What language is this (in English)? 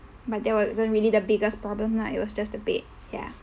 English